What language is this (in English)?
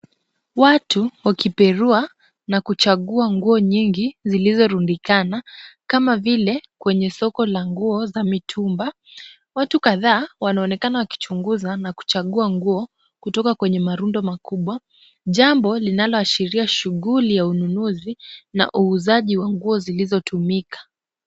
Swahili